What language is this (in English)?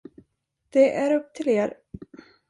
Swedish